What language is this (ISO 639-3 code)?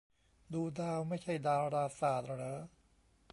tha